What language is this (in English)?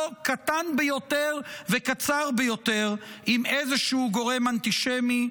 Hebrew